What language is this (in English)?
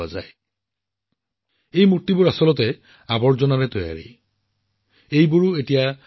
Assamese